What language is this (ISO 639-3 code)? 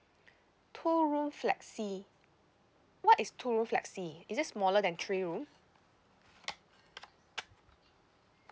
eng